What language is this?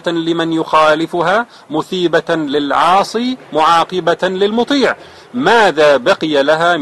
Arabic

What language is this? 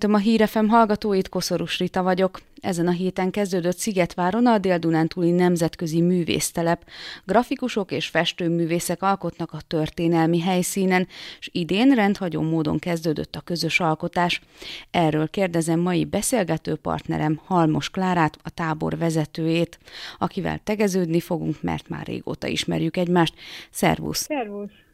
Hungarian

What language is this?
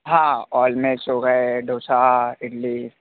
Hindi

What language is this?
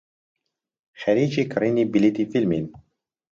Central Kurdish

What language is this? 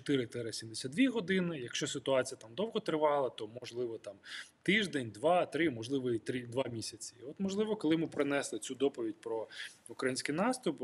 Ukrainian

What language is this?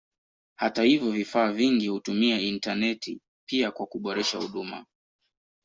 Swahili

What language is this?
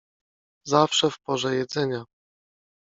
Polish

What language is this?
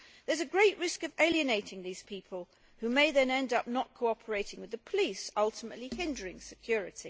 English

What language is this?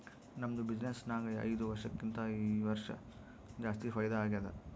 Kannada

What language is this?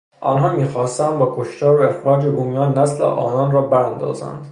Persian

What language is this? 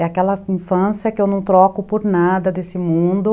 Portuguese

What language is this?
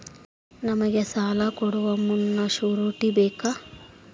Kannada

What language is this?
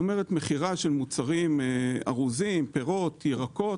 Hebrew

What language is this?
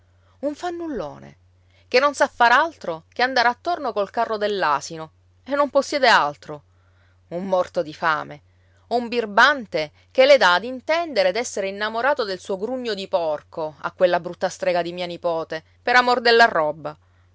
Italian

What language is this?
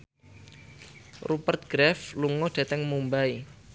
Javanese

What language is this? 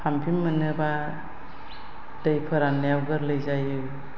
Bodo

